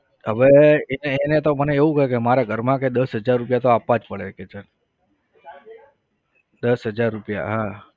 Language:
Gujarati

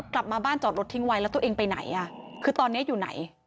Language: Thai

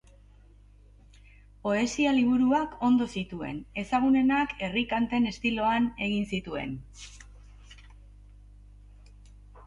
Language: Basque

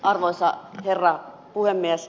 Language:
Finnish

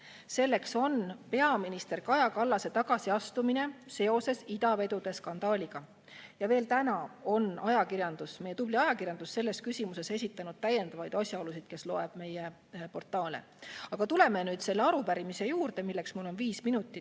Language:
Estonian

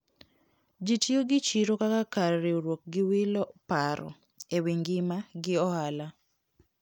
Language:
Luo (Kenya and Tanzania)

